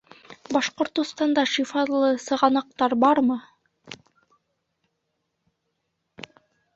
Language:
Bashkir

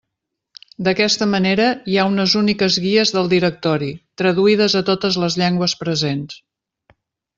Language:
Catalan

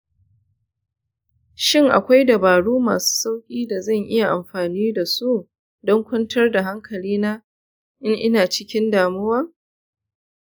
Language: Hausa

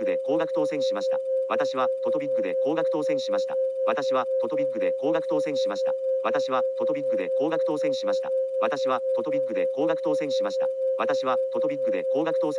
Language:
Japanese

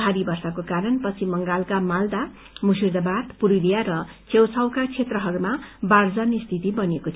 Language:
Nepali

